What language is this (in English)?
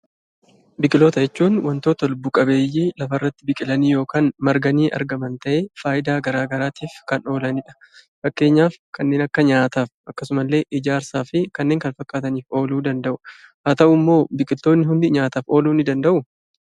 Oromo